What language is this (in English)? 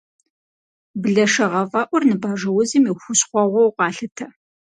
Kabardian